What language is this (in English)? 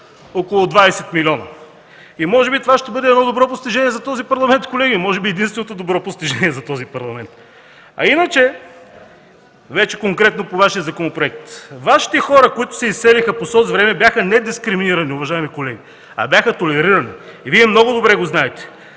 Bulgarian